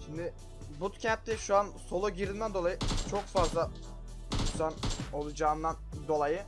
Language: Turkish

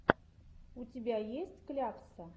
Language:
Russian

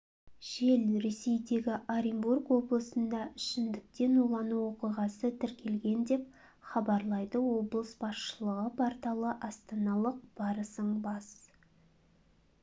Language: Kazakh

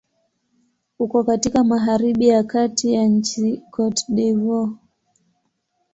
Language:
Swahili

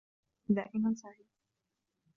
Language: Arabic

